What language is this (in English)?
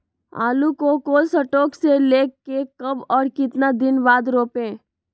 Magahi